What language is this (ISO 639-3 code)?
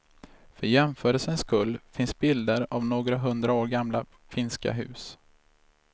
swe